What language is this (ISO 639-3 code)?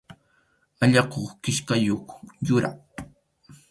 qxu